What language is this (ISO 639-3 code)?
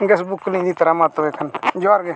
sat